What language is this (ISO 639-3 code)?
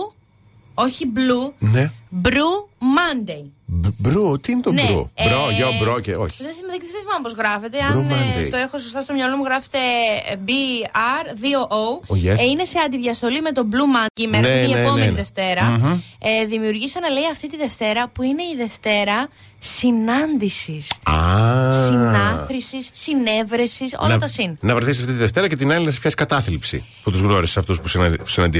ell